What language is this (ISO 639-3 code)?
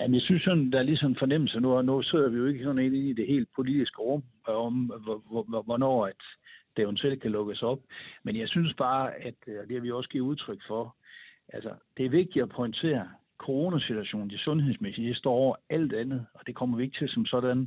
dan